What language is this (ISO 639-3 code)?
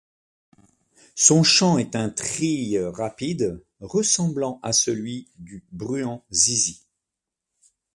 fra